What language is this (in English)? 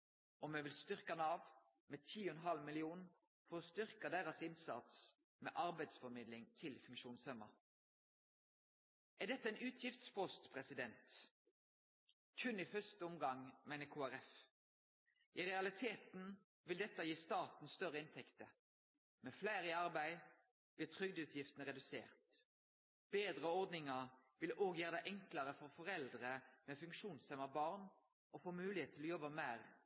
Norwegian Nynorsk